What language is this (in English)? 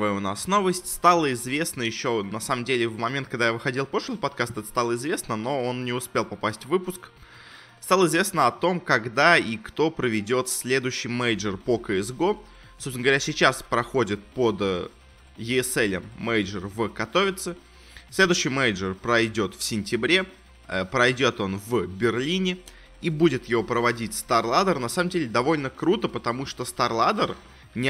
Russian